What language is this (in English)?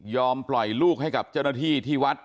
Thai